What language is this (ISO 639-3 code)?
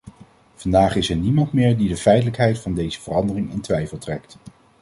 nld